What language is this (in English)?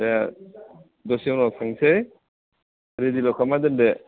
Bodo